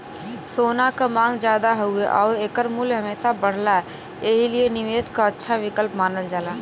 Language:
Bhojpuri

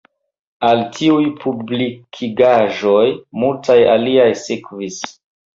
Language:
Esperanto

